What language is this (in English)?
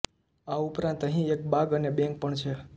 Gujarati